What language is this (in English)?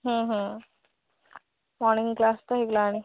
Odia